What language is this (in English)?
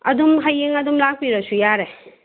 Manipuri